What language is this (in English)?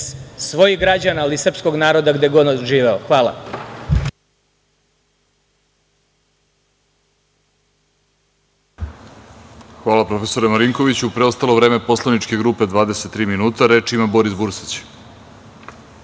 Serbian